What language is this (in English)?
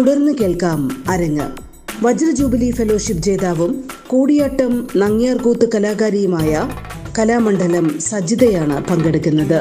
Malayalam